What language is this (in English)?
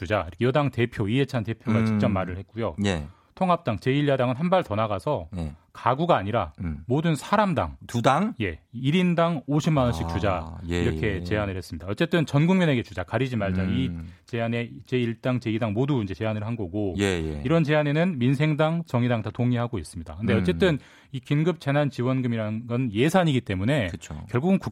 Korean